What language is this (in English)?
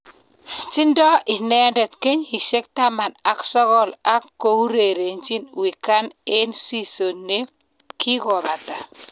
Kalenjin